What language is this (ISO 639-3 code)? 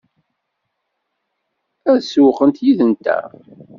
kab